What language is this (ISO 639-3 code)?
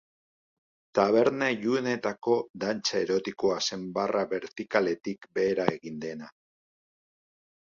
eus